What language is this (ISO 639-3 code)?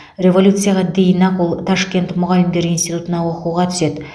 kaz